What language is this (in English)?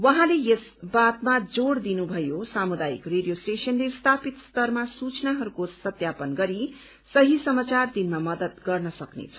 Nepali